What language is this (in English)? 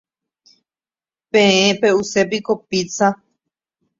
Guarani